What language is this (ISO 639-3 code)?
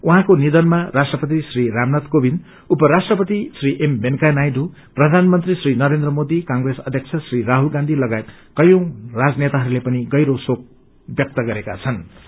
nep